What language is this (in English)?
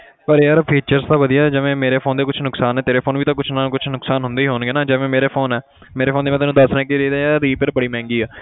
Punjabi